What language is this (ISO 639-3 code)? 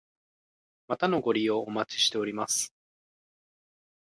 jpn